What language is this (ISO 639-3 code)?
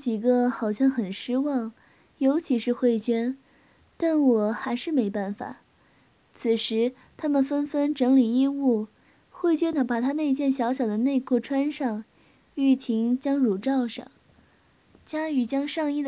zho